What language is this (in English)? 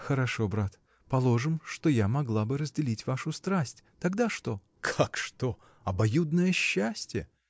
Russian